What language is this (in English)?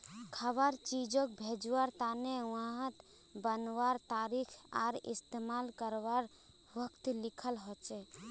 Magahi